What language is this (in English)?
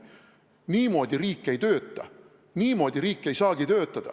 Estonian